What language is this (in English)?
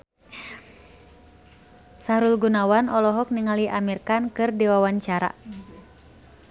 Sundanese